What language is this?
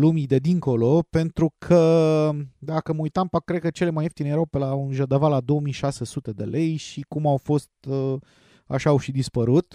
Romanian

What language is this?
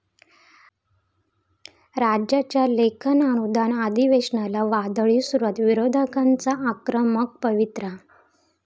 Marathi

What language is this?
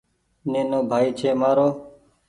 Goaria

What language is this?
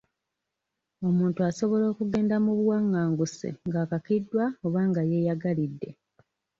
Ganda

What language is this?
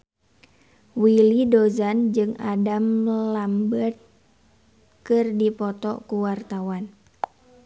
Sundanese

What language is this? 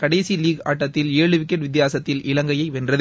Tamil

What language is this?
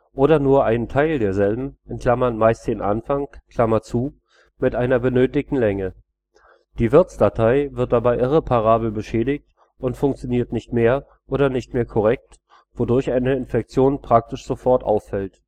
German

